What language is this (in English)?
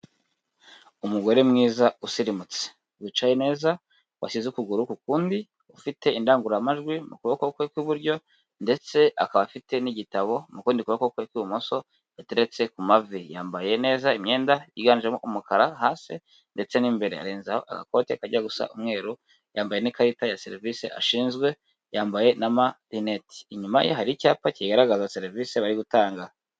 Kinyarwanda